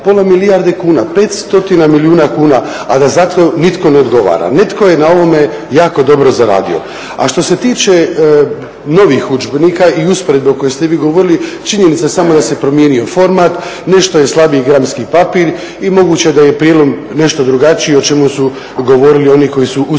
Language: Croatian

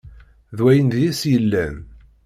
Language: Kabyle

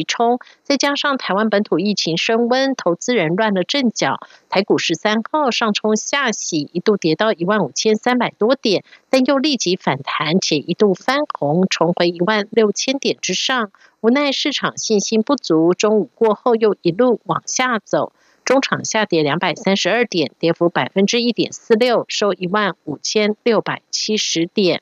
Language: Chinese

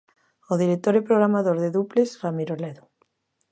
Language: Galician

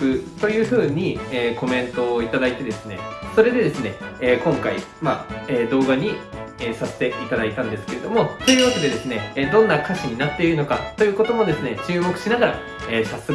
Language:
Japanese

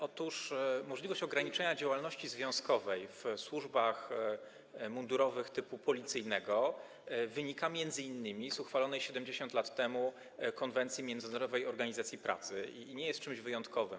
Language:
Polish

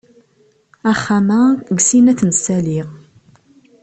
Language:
Kabyle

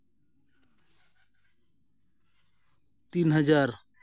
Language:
Santali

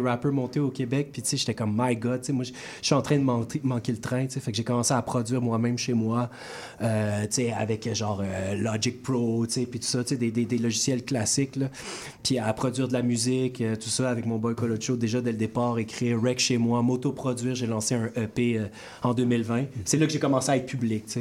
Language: French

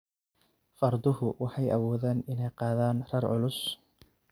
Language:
Somali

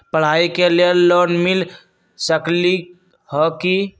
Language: Magahi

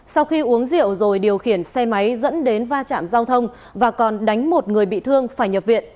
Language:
Vietnamese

